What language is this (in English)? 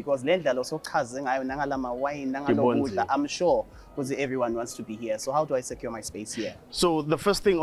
English